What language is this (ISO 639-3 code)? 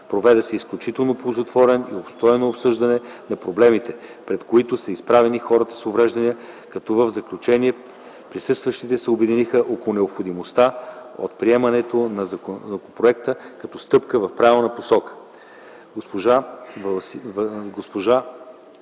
bul